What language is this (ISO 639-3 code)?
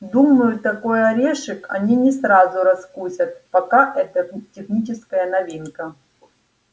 rus